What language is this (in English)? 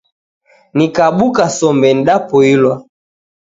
Taita